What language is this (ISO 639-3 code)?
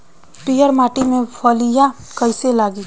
bho